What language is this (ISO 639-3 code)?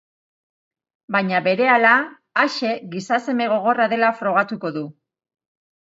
eus